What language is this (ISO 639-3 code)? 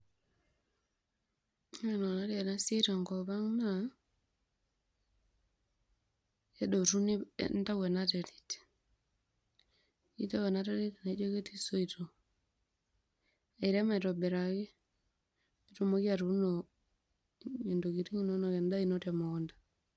mas